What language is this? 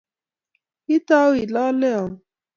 Kalenjin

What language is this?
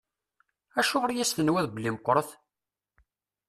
Kabyle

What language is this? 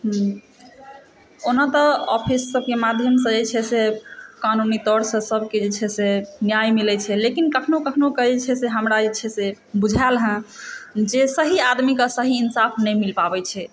Maithili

